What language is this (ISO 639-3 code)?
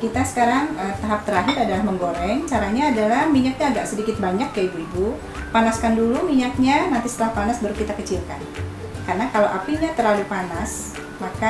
ind